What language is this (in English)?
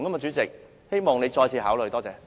Cantonese